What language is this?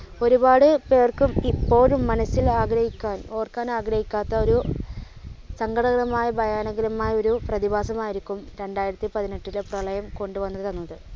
Malayalam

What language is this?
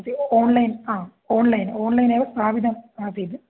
Sanskrit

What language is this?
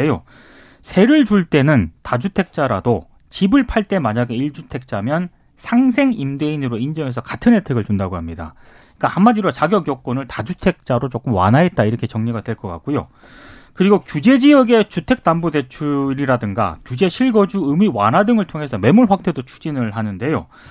Korean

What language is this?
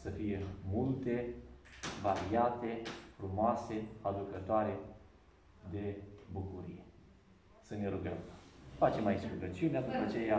Romanian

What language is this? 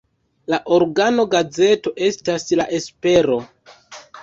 Esperanto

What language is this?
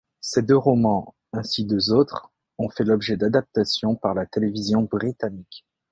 French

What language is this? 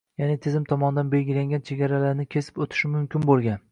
Uzbek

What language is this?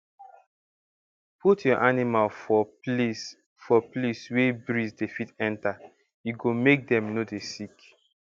Nigerian Pidgin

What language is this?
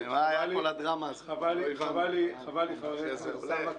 Hebrew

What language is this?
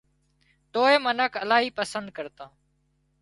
Wadiyara Koli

